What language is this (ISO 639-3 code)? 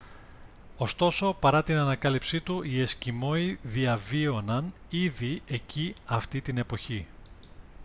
ell